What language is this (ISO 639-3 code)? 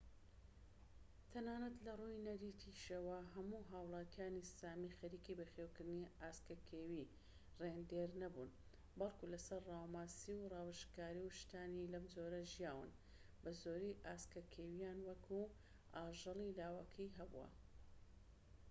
ckb